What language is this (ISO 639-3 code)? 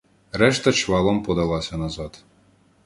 ukr